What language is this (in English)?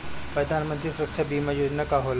Bhojpuri